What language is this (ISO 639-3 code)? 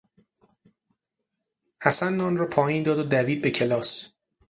fas